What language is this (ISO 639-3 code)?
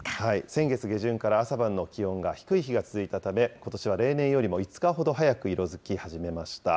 jpn